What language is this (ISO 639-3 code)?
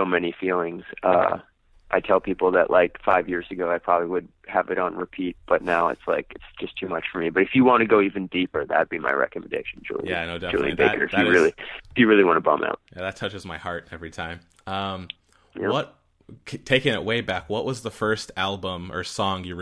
eng